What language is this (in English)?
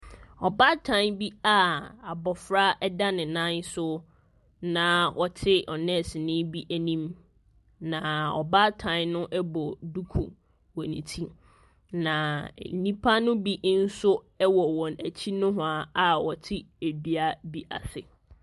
Akan